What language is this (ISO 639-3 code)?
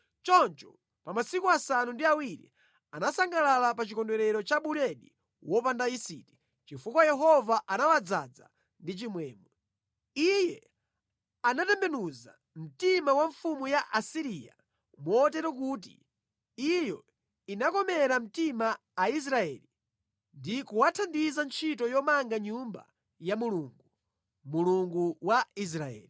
nya